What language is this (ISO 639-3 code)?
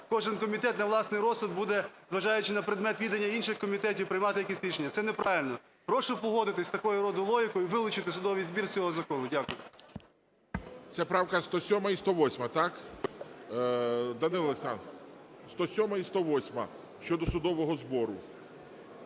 ukr